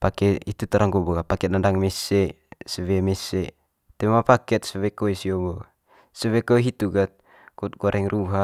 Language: Manggarai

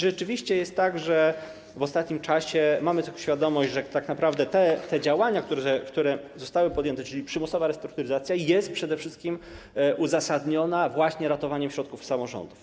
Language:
Polish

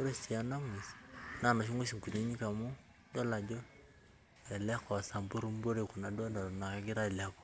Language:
Masai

